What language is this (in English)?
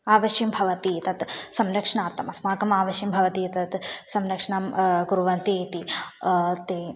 Sanskrit